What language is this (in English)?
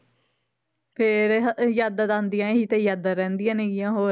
Punjabi